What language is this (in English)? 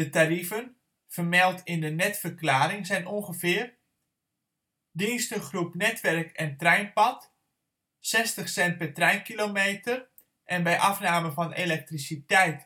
Dutch